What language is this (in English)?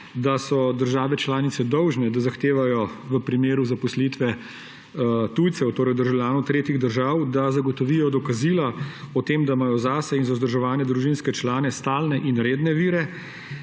Slovenian